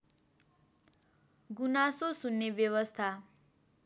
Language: Nepali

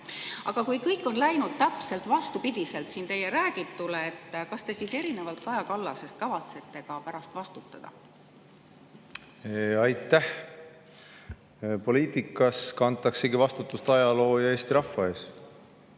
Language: Estonian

